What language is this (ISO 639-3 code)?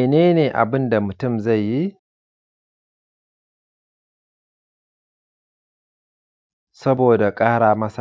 hau